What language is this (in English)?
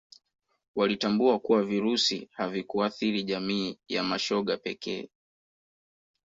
Swahili